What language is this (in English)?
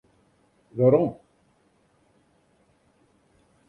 Western Frisian